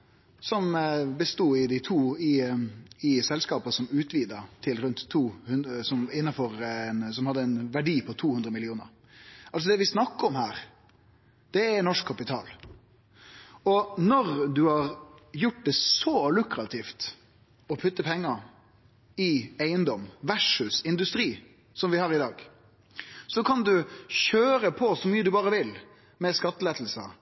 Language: Norwegian Nynorsk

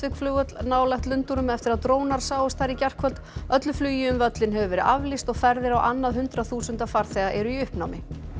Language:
Icelandic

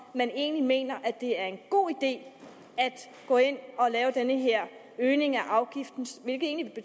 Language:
Danish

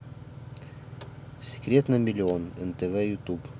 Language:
Russian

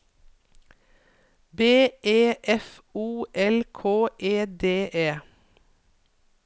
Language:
Norwegian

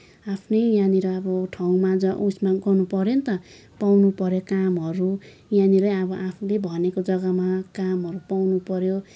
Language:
Nepali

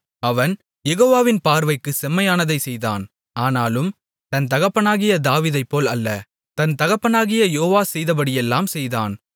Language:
Tamil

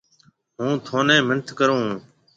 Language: Marwari (Pakistan)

